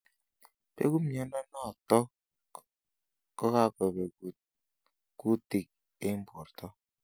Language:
Kalenjin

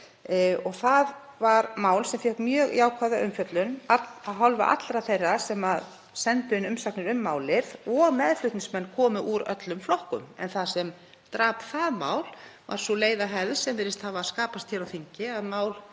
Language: Icelandic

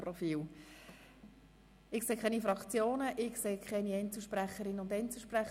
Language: Swiss German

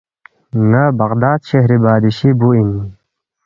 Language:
Balti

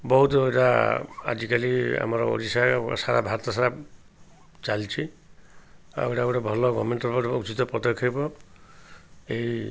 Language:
Odia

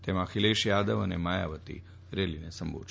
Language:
Gujarati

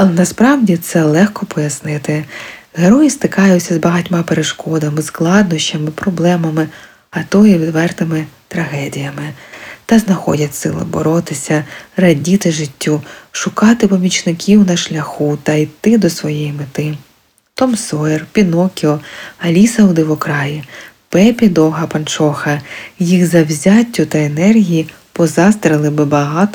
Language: Ukrainian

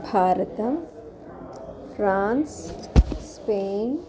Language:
Sanskrit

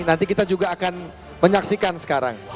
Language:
Indonesian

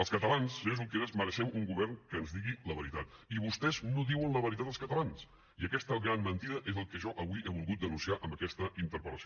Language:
Catalan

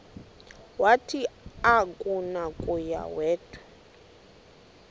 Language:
Xhosa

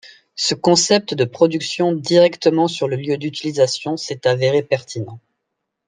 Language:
French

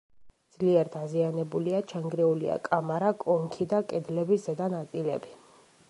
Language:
Georgian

